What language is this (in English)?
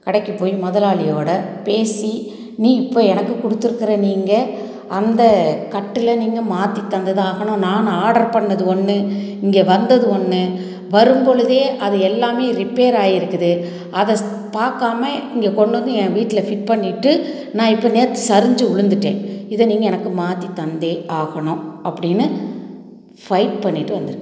Tamil